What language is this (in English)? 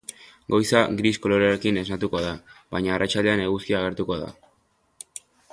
Basque